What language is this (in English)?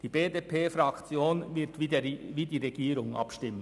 Swiss German